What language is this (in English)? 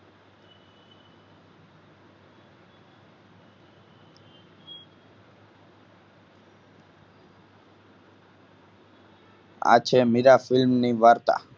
Gujarati